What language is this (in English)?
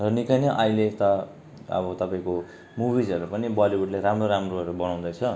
Nepali